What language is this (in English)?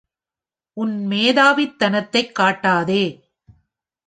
Tamil